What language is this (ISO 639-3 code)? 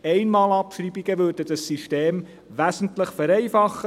gsw